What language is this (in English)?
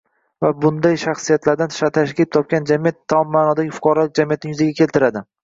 Uzbek